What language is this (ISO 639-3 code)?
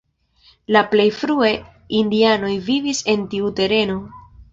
epo